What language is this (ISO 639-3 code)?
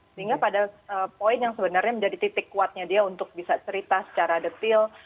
ind